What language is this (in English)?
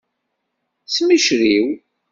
Kabyle